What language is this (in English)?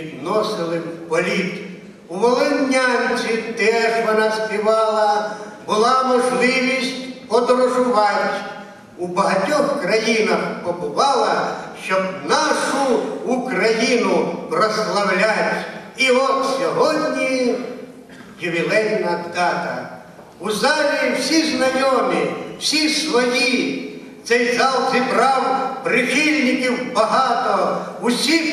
Ukrainian